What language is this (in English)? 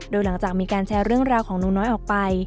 Thai